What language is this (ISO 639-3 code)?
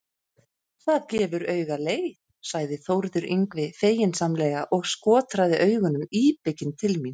isl